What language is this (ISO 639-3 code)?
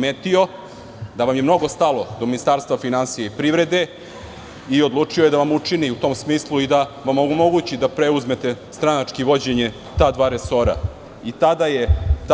srp